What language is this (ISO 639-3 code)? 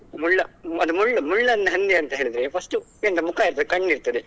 kan